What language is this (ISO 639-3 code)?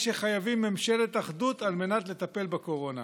heb